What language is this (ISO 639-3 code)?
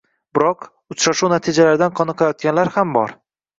uzb